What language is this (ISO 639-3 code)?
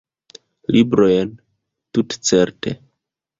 epo